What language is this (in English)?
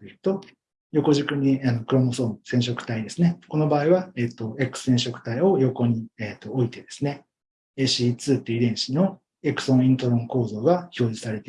Japanese